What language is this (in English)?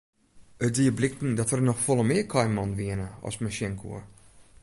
Western Frisian